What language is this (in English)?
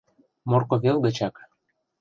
Mari